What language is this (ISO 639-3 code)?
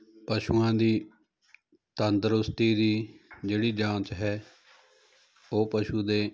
pan